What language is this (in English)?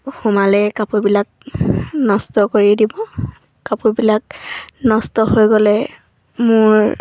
Assamese